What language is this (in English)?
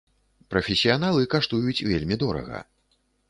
Belarusian